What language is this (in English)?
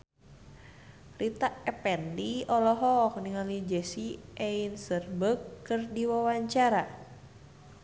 Sundanese